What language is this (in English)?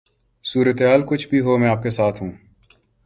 Urdu